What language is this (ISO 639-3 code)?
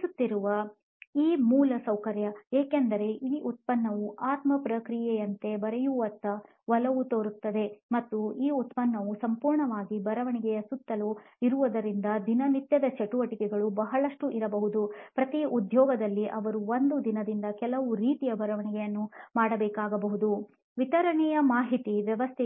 kan